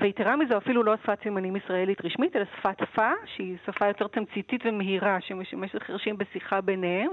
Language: Hebrew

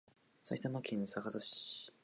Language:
Japanese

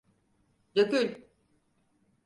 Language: Turkish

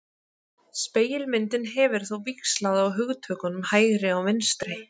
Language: Icelandic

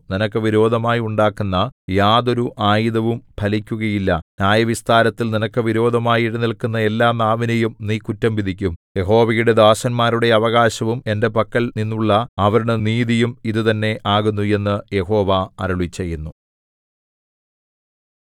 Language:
Malayalam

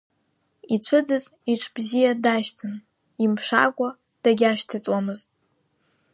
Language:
Abkhazian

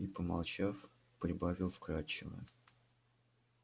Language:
Russian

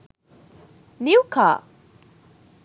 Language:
Sinhala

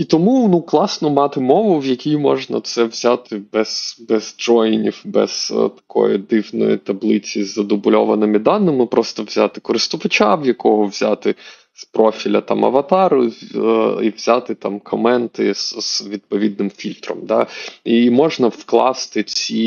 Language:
Ukrainian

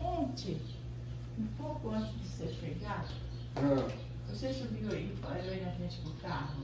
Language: Portuguese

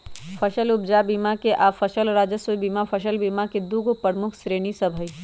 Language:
Magahi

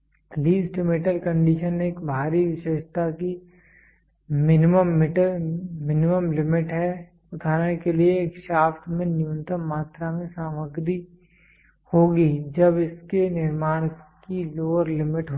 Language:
Hindi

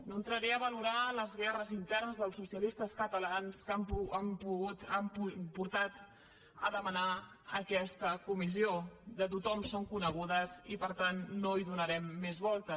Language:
Catalan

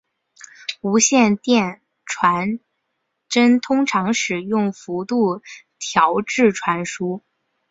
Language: Chinese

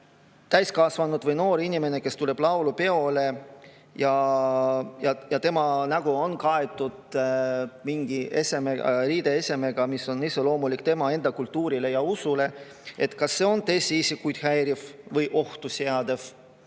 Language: Estonian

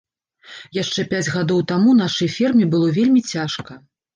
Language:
Belarusian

